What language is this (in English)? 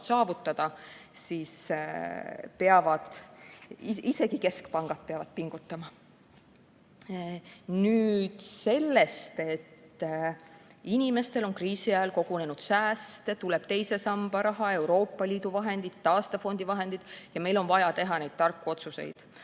Estonian